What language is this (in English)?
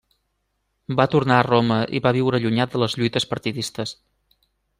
Catalan